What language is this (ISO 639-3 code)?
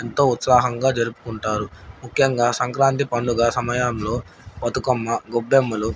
tel